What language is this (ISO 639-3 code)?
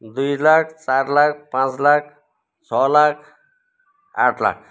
nep